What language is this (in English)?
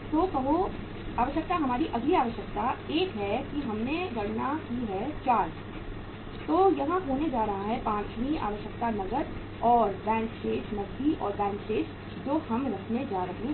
Hindi